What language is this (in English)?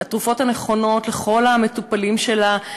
Hebrew